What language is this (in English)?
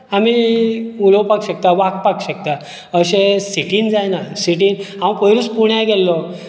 Konkani